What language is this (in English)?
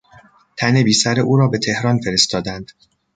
Persian